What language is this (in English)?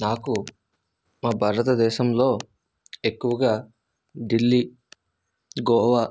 Telugu